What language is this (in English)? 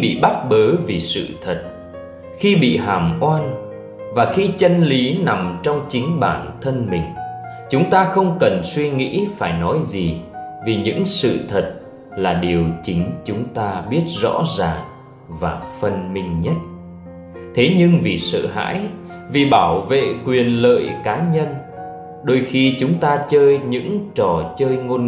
Vietnamese